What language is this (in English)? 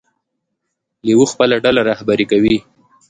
Pashto